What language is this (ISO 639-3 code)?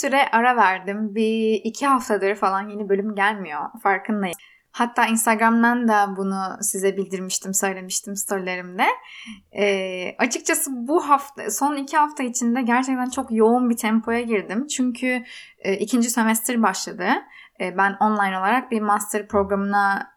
tur